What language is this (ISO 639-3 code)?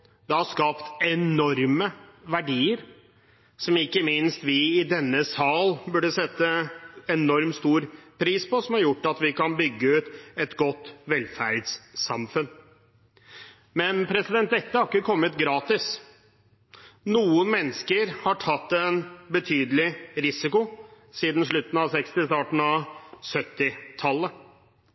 nob